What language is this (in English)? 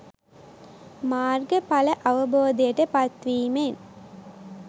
Sinhala